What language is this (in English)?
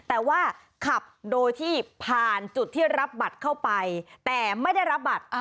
Thai